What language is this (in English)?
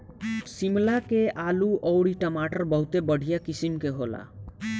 Bhojpuri